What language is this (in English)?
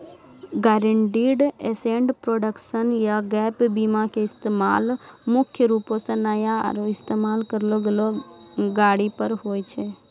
Maithili